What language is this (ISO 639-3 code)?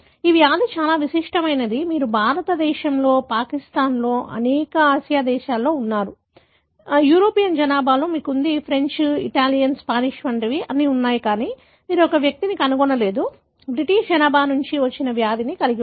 tel